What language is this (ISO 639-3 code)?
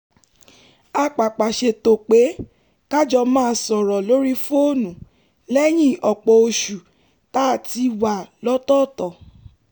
yor